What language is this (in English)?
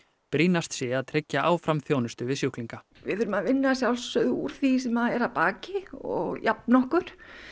Icelandic